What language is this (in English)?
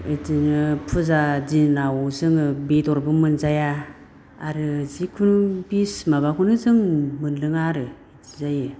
Bodo